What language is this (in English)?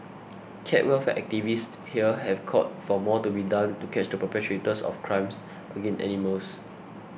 English